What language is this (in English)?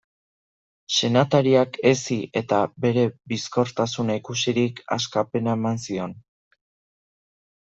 Basque